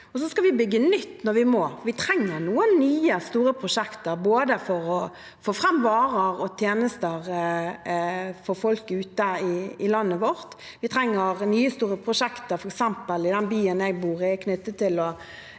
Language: Norwegian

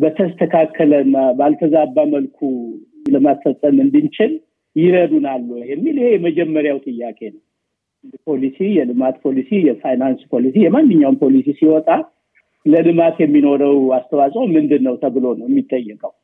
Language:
Amharic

